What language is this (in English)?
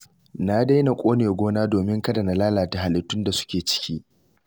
Hausa